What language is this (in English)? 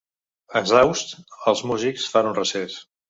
Catalan